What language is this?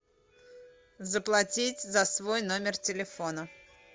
Russian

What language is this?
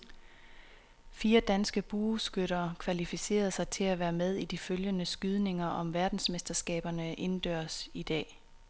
Danish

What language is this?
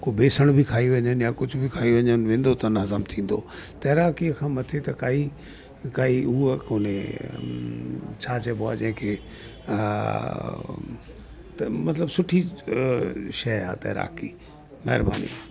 Sindhi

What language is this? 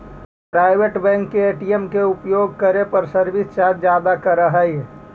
Magahi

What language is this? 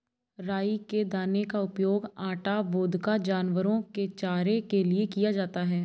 Hindi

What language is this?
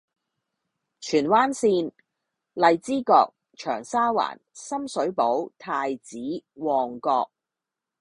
Cantonese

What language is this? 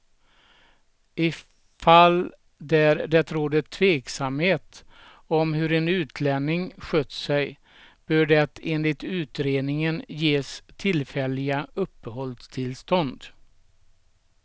Swedish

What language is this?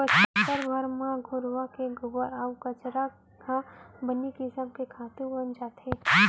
Chhattisgarhi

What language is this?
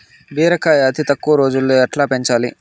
Telugu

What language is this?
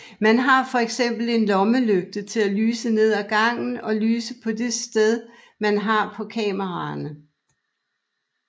Danish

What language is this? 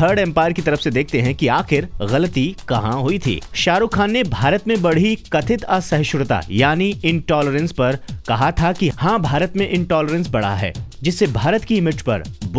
Hindi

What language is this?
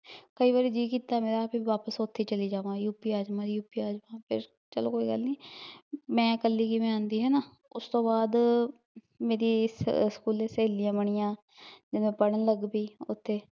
Punjabi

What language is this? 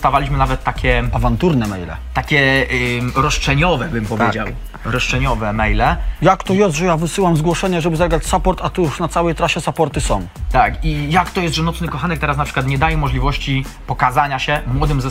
Polish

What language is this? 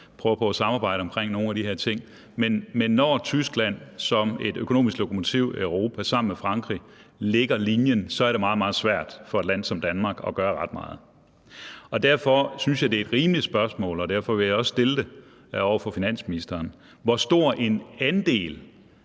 Danish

